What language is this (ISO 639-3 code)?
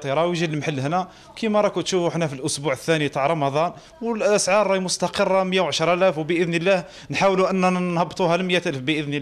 ara